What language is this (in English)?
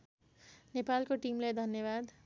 Nepali